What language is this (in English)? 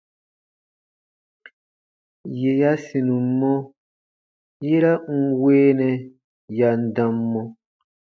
Baatonum